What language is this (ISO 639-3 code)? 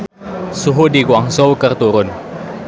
sun